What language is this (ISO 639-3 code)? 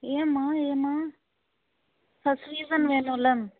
tam